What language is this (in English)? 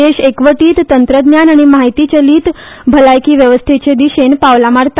Konkani